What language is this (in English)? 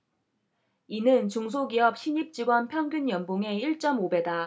Korean